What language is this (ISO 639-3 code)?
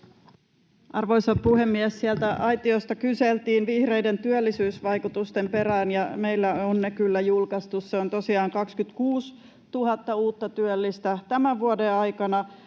fin